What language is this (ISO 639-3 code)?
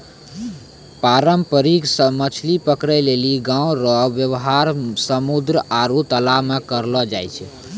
mai